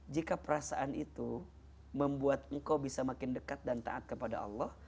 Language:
Indonesian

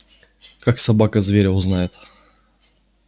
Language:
Russian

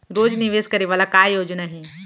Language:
Chhattisgarhi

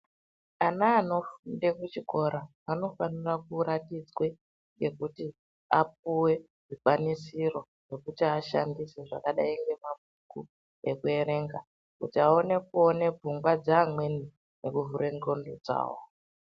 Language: Ndau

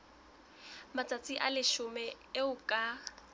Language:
Southern Sotho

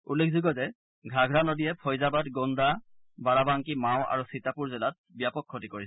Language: Assamese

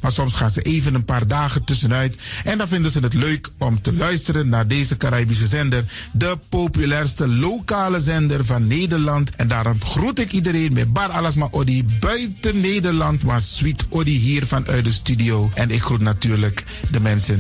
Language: Dutch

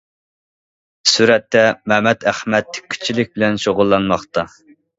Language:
Uyghur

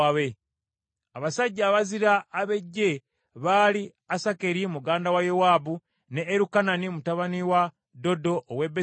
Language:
Ganda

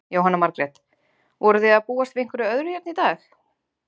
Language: Icelandic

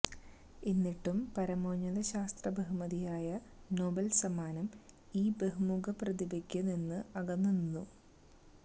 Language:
Malayalam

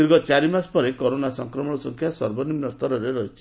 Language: Odia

